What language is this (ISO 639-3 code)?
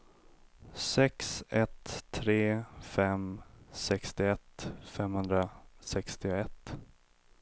swe